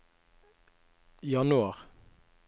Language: Norwegian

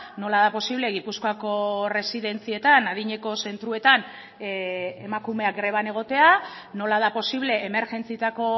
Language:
Basque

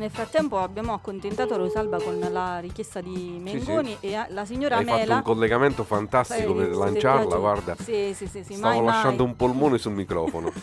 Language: Italian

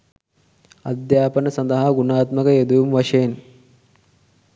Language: Sinhala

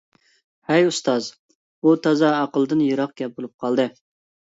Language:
Uyghur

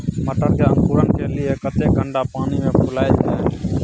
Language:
Maithili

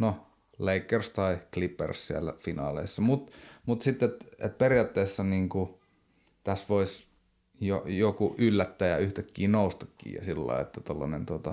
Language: Finnish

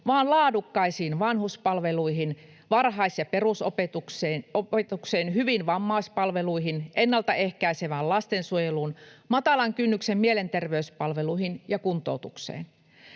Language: Finnish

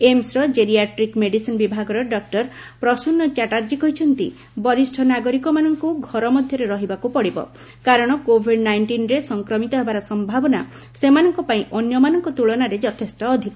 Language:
Odia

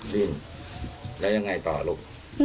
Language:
Thai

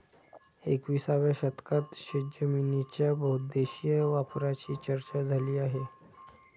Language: Marathi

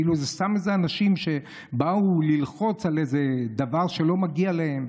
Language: Hebrew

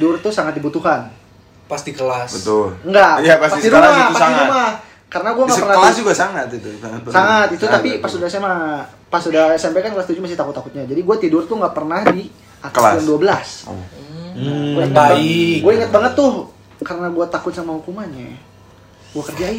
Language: Indonesian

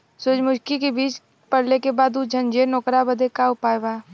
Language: Bhojpuri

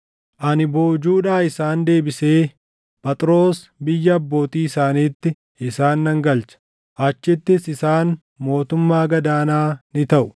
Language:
Oromo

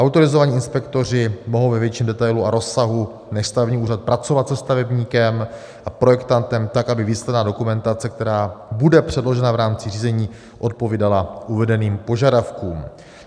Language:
Czech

